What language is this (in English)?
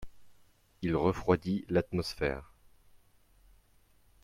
French